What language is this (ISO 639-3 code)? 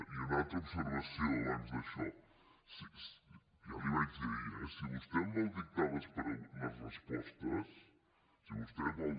cat